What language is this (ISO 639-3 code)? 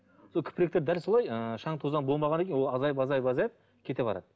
kaz